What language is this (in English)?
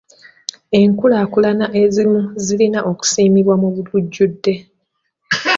Ganda